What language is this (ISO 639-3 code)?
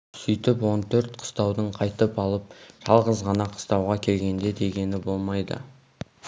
kaz